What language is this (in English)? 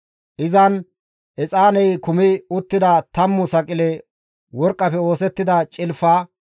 Gamo